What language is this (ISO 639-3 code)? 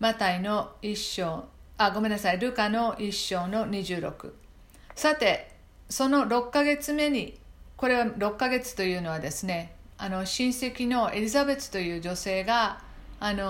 jpn